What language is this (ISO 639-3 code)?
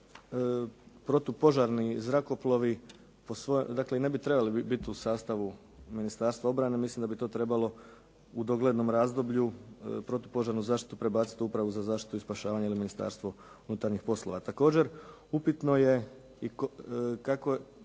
hrv